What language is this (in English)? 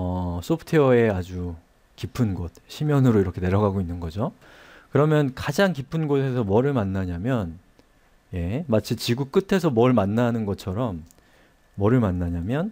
Korean